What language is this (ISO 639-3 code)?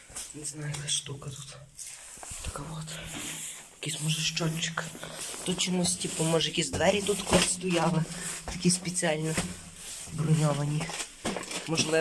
rus